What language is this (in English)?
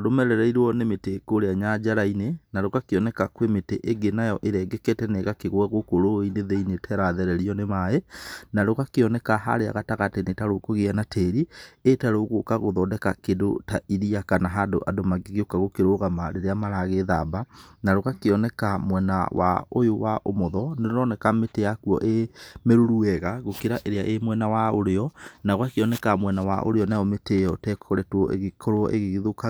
Kikuyu